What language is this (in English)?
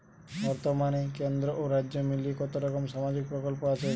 Bangla